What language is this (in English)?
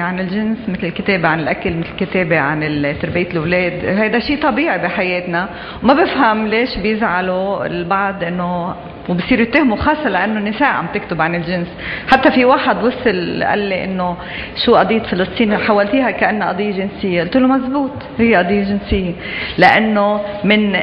Arabic